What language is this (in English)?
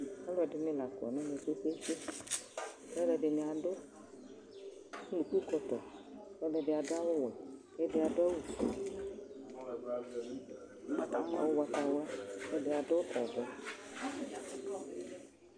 Ikposo